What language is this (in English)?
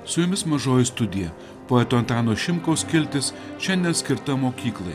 Lithuanian